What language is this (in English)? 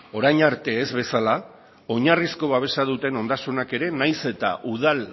Basque